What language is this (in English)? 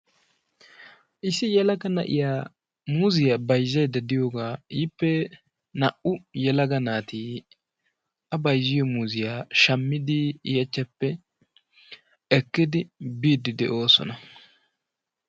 Wolaytta